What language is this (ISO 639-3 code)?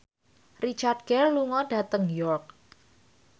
jav